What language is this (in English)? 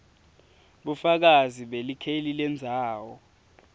Swati